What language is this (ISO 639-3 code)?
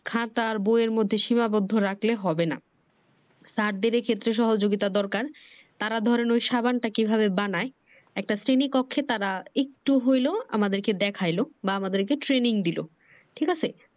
ben